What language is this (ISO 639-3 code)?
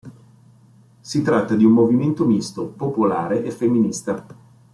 ita